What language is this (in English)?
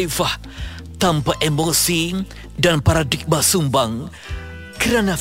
Malay